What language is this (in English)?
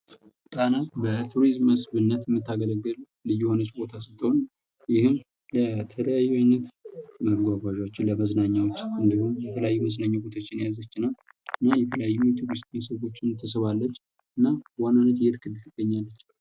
Amharic